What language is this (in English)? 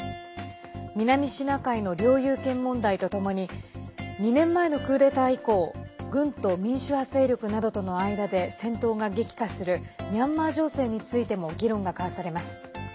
Japanese